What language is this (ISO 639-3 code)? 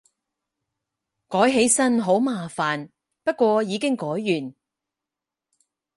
yue